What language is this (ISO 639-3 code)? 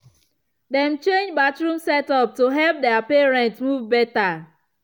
pcm